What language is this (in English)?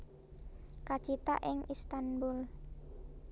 Javanese